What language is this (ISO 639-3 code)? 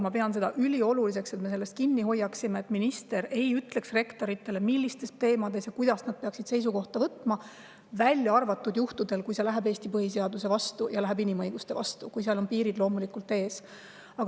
est